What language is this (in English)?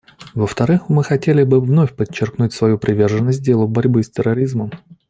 Russian